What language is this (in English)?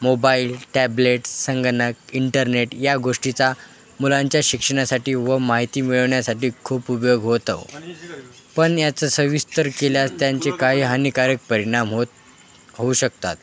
Marathi